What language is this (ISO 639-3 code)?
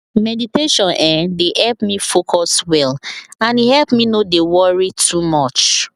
pcm